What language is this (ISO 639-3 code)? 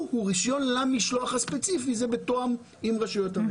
heb